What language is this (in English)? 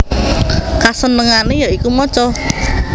Javanese